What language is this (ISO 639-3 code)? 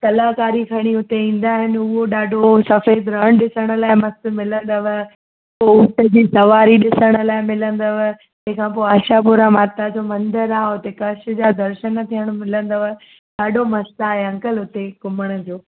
snd